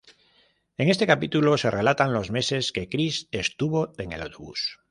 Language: Spanish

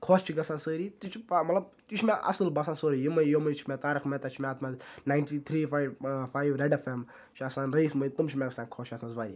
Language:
Kashmiri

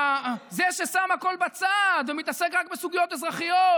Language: Hebrew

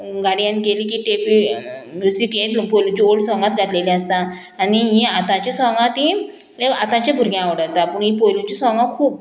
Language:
Konkani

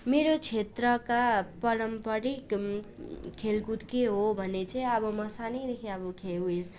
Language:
Nepali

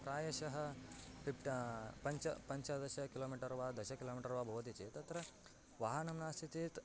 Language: Sanskrit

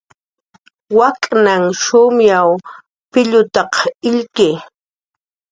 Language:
Jaqaru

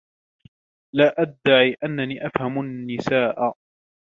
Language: Arabic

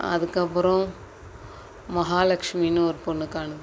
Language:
Tamil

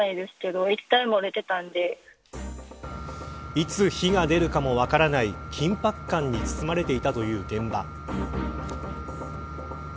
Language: Japanese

